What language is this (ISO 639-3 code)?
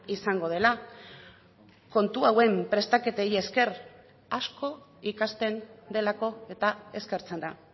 eus